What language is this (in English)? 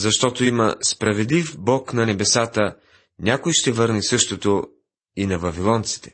Bulgarian